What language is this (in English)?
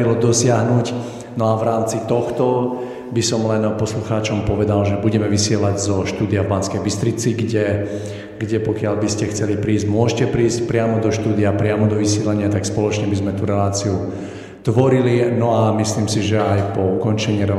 Slovak